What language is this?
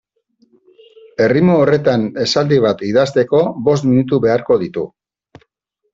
Basque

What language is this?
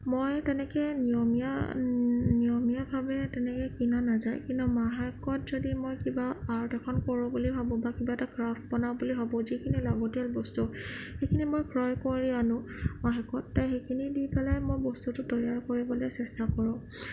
Assamese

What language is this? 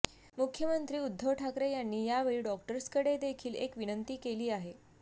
Marathi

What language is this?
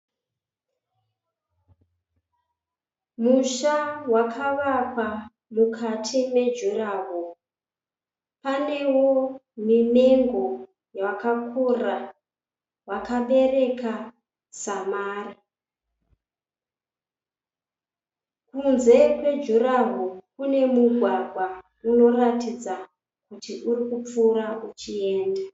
Shona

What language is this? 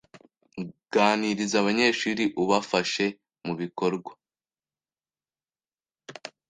Kinyarwanda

